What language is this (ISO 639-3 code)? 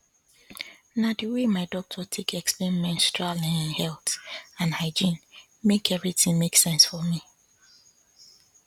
pcm